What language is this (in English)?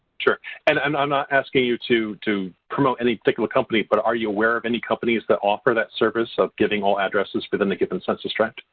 English